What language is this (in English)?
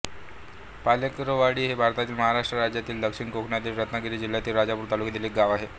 Marathi